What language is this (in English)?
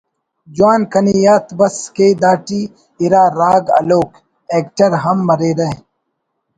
Brahui